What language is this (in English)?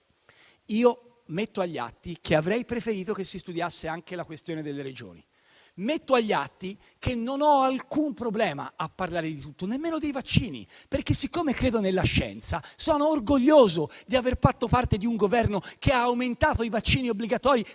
Italian